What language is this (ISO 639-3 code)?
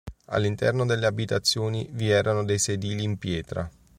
ita